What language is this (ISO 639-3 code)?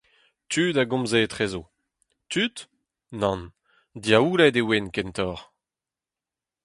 bre